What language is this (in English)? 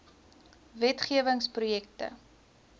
Afrikaans